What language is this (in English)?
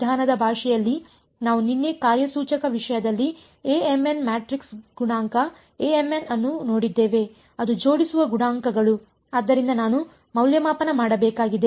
Kannada